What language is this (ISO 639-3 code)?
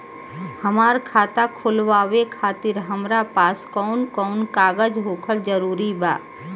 bho